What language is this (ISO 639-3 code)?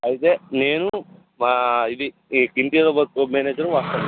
tel